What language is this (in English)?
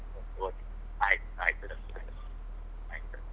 Kannada